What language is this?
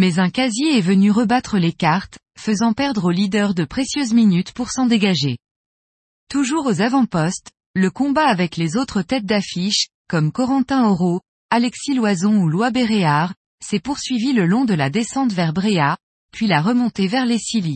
French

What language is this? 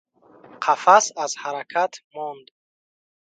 Tajik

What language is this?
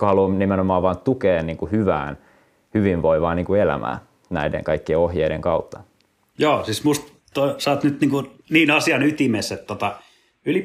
Finnish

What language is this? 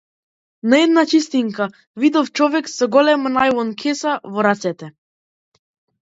Macedonian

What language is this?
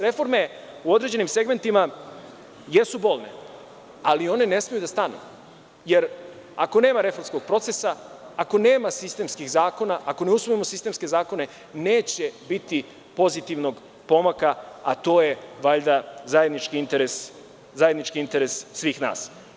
Serbian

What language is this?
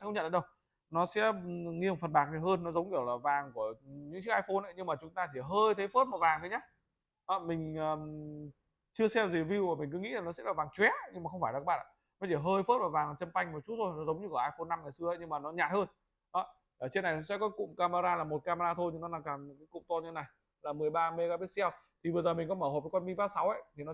Vietnamese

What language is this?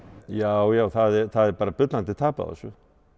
Icelandic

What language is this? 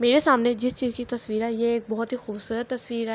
Urdu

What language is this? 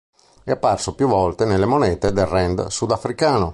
Italian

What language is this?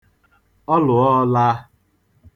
Igbo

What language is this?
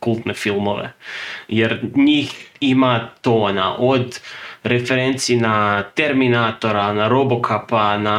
Croatian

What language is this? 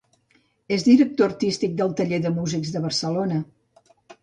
Catalan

